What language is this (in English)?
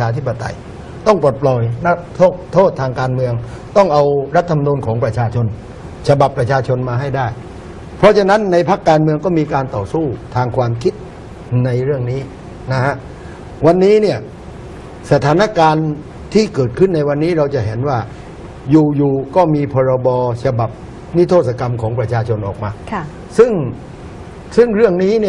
Thai